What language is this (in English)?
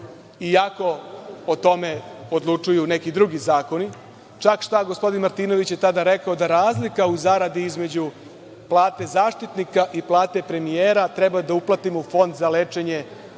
Serbian